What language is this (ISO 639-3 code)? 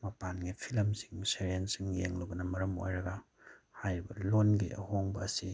mni